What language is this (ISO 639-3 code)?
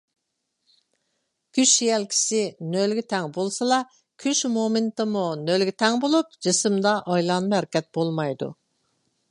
uig